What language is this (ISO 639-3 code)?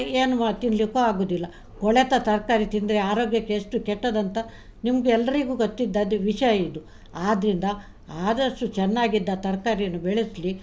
kan